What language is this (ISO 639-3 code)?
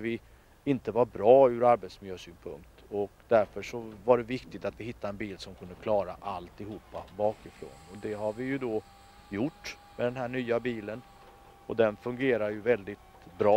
swe